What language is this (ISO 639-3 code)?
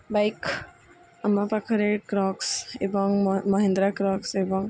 ori